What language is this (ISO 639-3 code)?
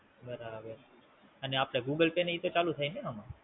guj